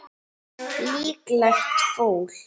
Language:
Icelandic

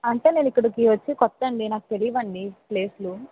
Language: Telugu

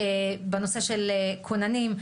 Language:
Hebrew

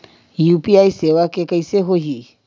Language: Chhattisgarhi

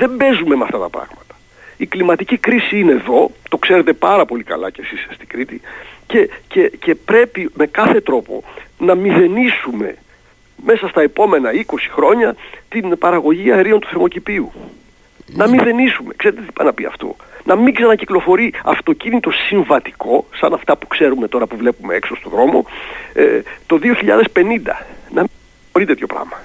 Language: Greek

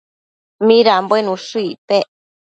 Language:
Matsés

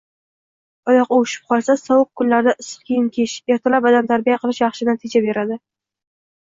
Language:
Uzbek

